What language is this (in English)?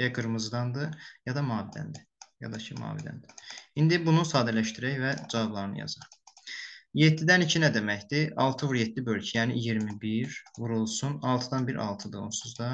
Turkish